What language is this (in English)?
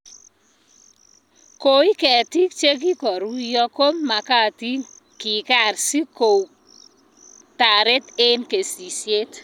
Kalenjin